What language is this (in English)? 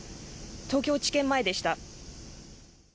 Japanese